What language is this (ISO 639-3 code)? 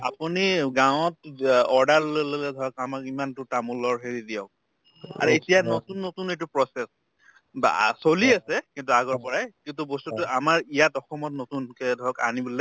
asm